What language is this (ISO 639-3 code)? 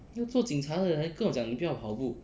eng